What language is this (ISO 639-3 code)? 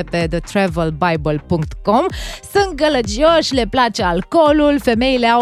ron